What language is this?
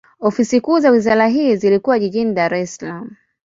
Swahili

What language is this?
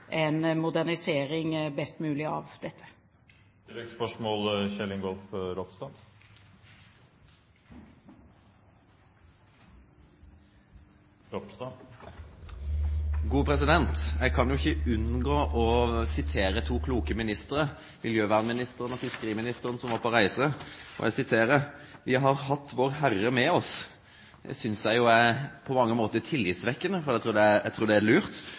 Norwegian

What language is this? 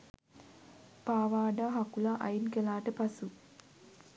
Sinhala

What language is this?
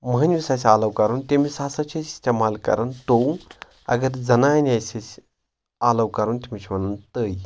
Kashmiri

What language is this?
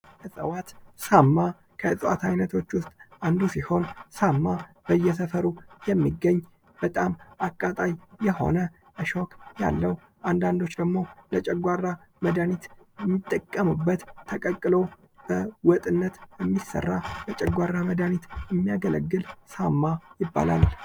Amharic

